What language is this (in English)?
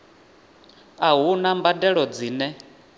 Venda